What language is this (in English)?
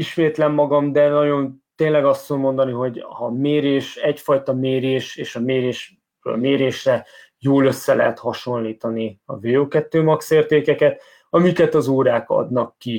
Hungarian